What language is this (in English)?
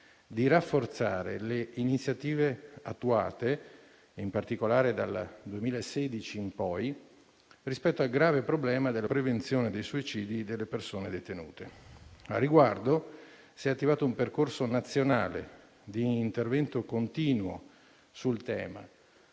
Italian